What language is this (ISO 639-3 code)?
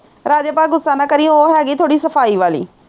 pan